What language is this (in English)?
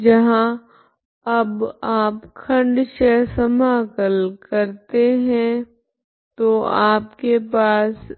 Hindi